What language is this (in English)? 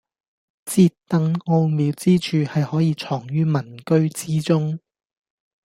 Cantonese